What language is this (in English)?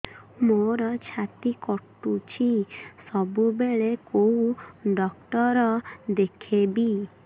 Odia